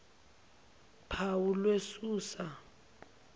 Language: Zulu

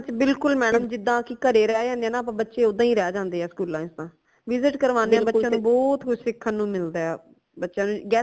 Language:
Punjabi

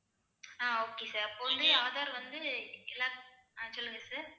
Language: Tamil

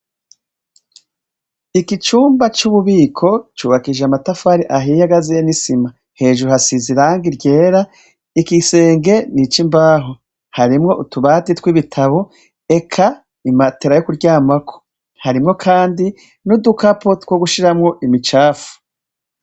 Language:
Rundi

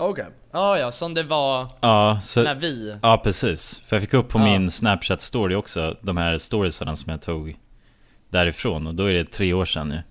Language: Swedish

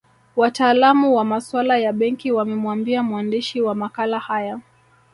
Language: Swahili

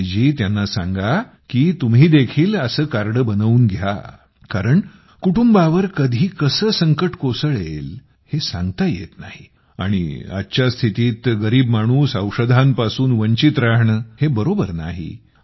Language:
Marathi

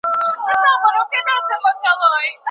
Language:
Pashto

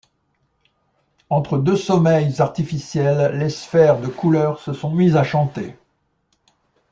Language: French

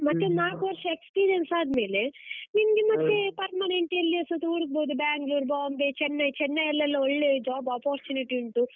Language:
Kannada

